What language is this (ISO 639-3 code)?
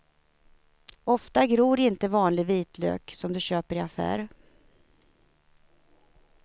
swe